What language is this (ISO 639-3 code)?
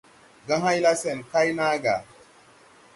tui